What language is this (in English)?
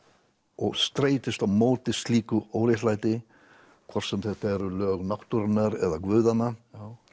Icelandic